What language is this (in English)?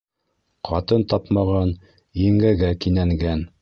Bashkir